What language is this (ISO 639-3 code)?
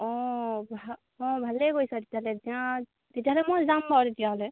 asm